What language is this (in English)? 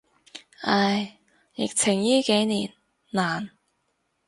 Cantonese